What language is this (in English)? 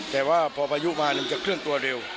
Thai